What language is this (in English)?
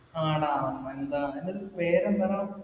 Malayalam